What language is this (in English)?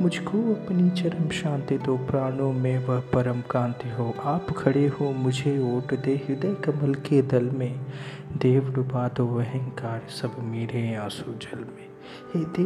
Hindi